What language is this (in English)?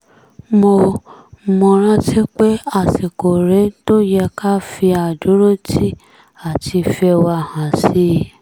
Yoruba